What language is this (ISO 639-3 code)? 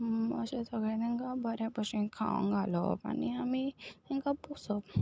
kok